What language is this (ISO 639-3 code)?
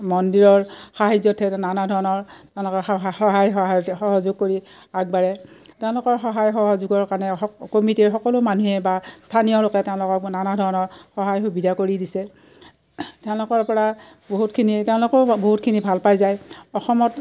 asm